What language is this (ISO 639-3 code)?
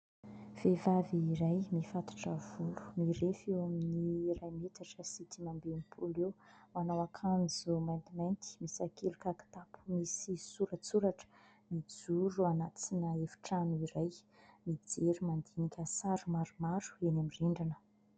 mlg